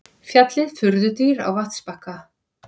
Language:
Icelandic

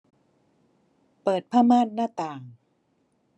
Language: Thai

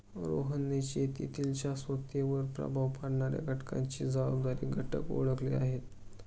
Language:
Marathi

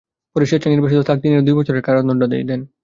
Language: Bangla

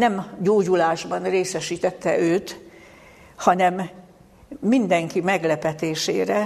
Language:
Hungarian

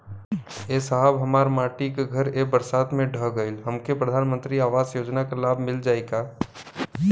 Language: Bhojpuri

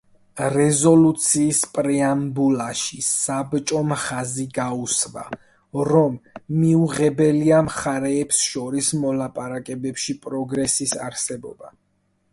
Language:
Georgian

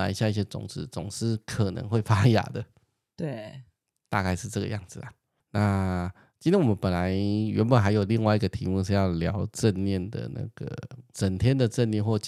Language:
Chinese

